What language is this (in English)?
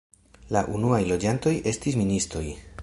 Esperanto